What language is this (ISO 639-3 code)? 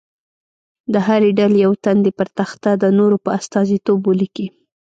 pus